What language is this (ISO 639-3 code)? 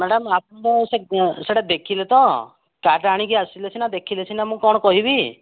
ori